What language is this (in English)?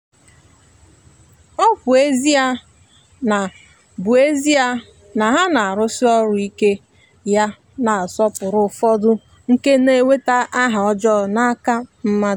Igbo